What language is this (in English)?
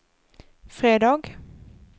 Swedish